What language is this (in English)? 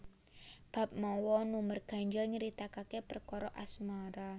Javanese